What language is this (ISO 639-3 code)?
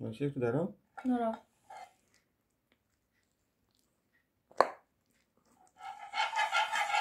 ron